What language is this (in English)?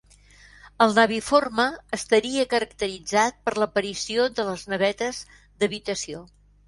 Catalan